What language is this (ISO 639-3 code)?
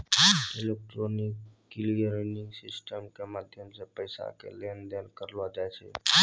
mai